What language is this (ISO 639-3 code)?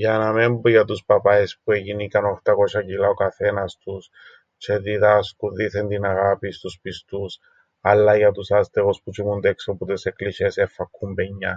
ell